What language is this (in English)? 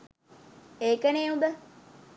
Sinhala